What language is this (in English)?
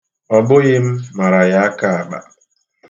Igbo